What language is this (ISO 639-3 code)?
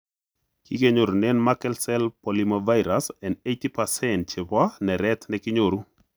kln